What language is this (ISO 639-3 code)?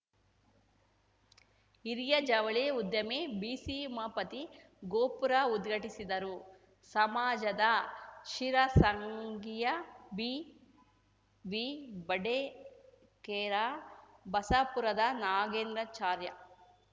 kan